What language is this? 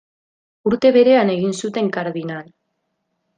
Basque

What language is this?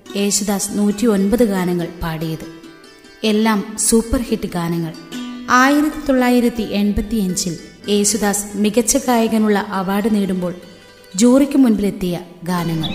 Malayalam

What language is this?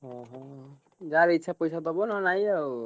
Odia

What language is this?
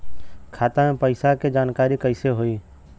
Bhojpuri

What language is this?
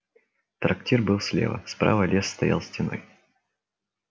Russian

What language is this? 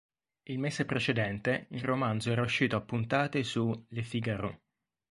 Italian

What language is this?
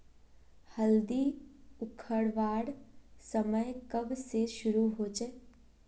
Magahi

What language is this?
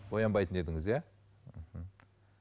Kazakh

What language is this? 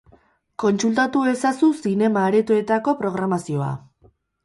Basque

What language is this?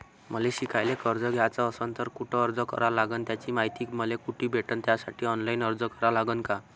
Marathi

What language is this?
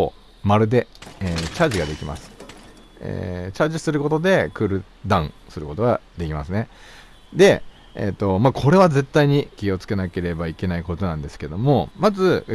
Japanese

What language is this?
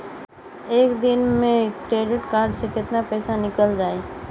Bhojpuri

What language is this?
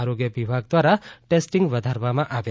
Gujarati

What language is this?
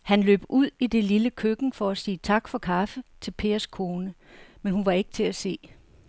Danish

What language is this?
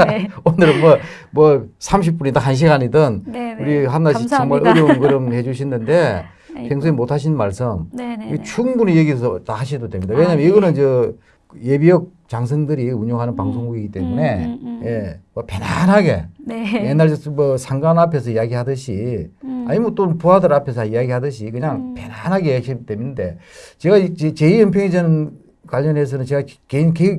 Korean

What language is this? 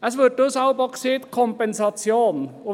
Swiss German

